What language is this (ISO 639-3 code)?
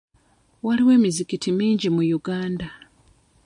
lug